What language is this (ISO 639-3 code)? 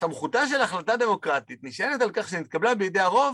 heb